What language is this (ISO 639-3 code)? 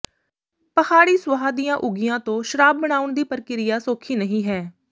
pan